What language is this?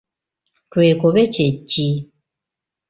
Ganda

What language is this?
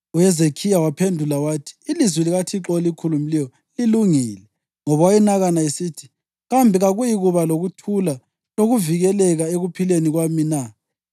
North Ndebele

